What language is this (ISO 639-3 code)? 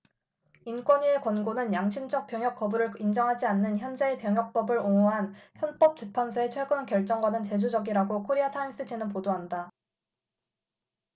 kor